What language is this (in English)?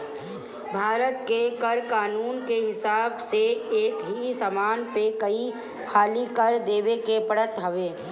Bhojpuri